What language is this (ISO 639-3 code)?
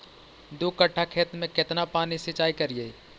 mag